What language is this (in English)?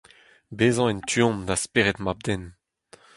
Breton